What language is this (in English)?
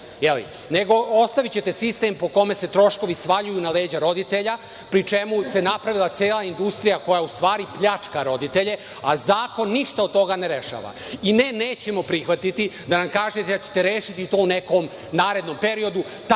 Serbian